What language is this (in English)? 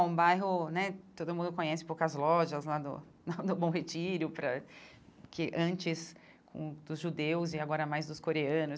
Portuguese